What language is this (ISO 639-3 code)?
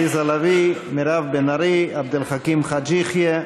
heb